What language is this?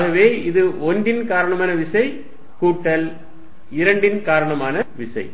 Tamil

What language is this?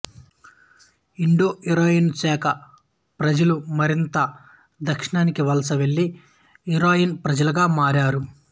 Telugu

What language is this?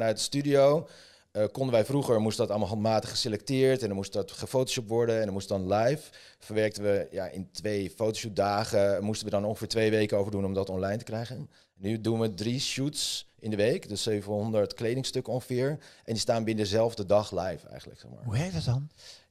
Dutch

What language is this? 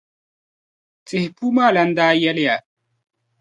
Dagbani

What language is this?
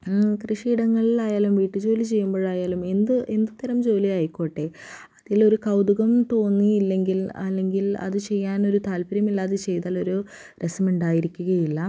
Malayalam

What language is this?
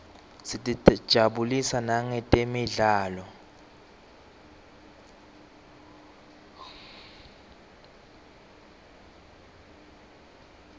Swati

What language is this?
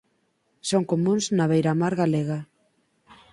Galician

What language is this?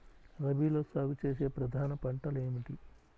Telugu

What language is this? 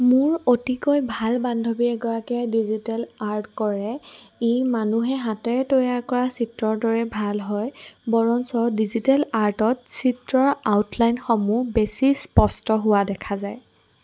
Assamese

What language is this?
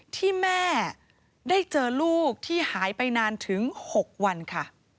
Thai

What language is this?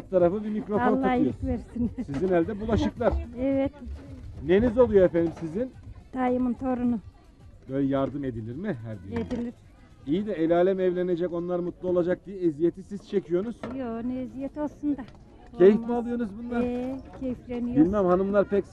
Turkish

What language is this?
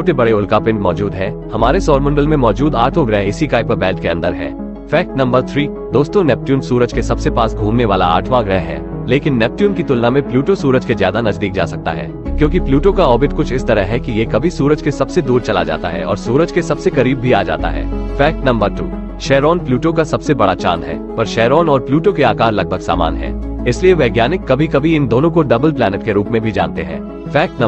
Hindi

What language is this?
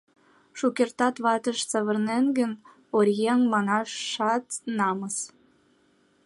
Mari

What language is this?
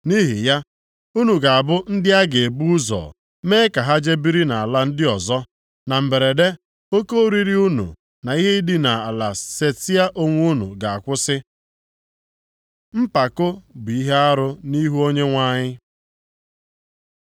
Igbo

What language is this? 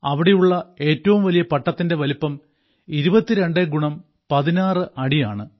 Malayalam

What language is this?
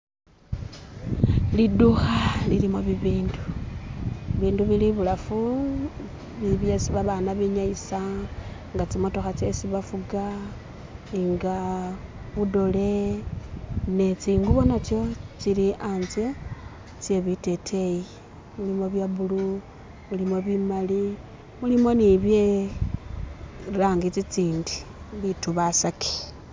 Masaaba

